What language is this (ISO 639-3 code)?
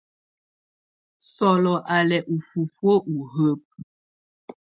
tvu